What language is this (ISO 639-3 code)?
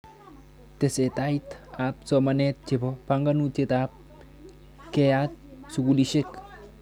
kln